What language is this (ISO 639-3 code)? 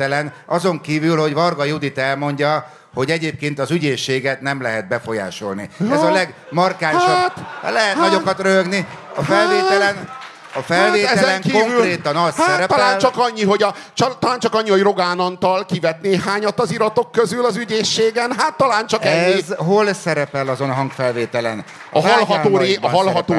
hun